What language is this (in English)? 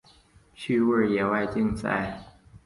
Chinese